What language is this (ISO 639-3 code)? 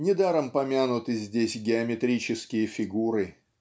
rus